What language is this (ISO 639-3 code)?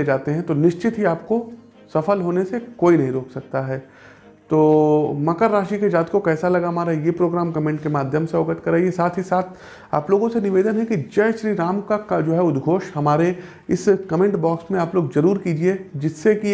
hin